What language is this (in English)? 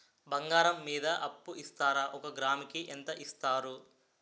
Telugu